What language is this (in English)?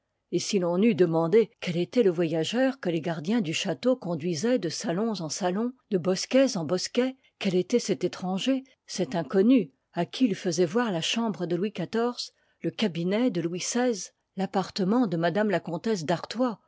French